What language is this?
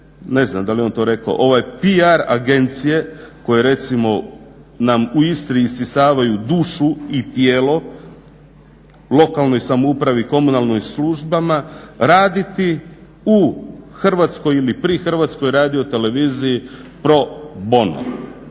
Croatian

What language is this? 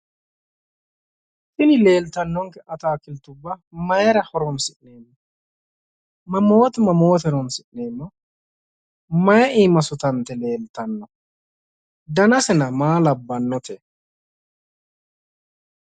Sidamo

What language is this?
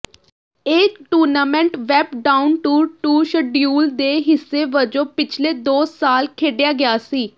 Punjabi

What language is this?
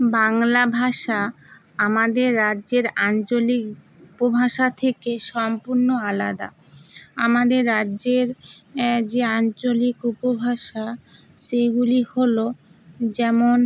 Bangla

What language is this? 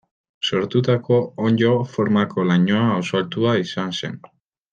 Basque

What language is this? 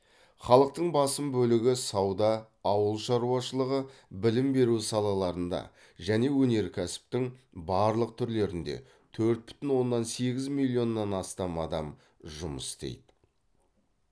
Kazakh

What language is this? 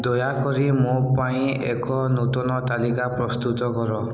Odia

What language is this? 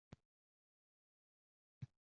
Uzbek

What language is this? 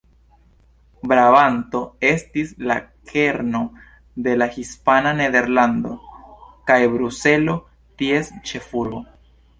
Esperanto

